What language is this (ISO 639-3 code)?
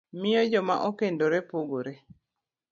luo